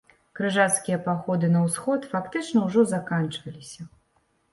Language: Belarusian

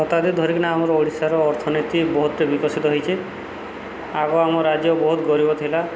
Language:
Odia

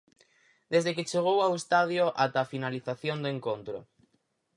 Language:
Galician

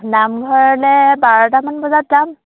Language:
Assamese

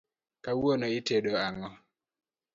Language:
Luo (Kenya and Tanzania)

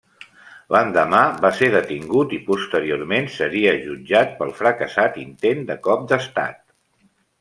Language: Catalan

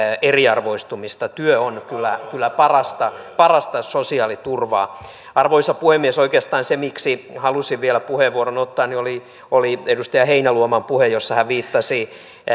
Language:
Finnish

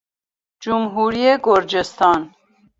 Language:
Persian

